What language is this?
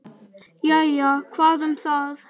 Icelandic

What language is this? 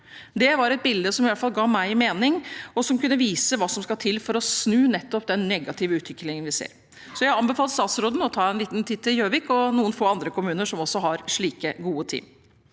Norwegian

